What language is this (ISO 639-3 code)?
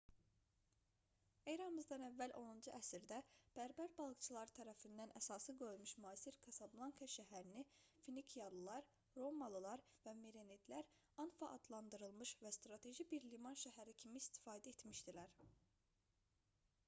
aze